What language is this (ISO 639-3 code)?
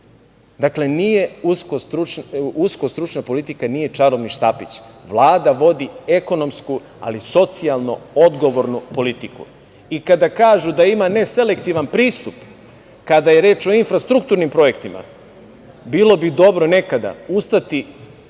srp